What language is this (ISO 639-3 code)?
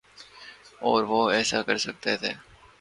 urd